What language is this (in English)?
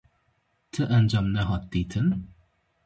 Kurdish